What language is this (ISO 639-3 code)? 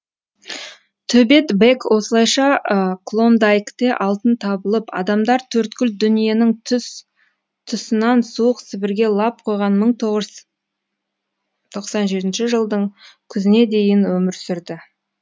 kaz